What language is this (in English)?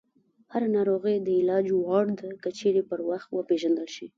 Pashto